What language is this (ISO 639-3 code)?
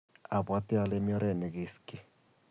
kln